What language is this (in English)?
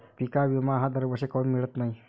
Marathi